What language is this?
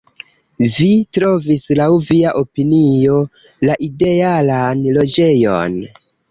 Esperanto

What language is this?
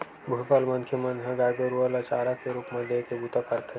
Chhattisgarhi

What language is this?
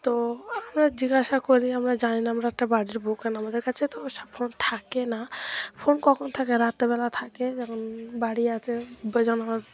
Bangla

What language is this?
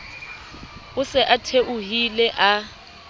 Southern Sotho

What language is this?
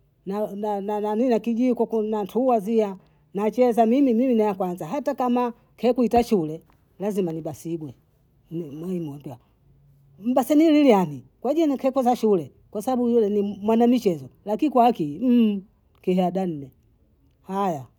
Bondei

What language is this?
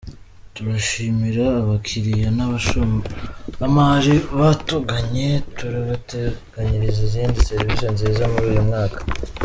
Kinyarwanda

